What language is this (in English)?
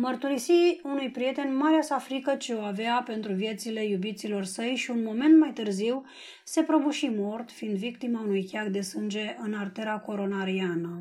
Romanian